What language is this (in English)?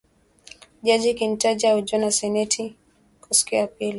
Swahili